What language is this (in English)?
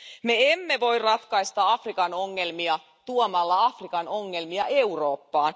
Finnish